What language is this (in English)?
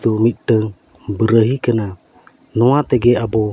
Santali